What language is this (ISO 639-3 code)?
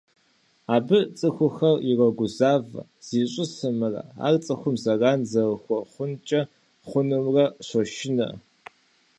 kbd